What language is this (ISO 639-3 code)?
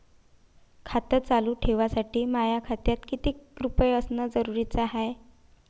mar